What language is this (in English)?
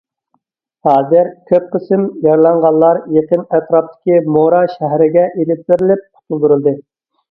Uyghur